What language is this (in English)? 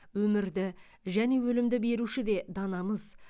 Kazakh